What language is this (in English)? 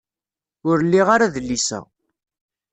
Kabyle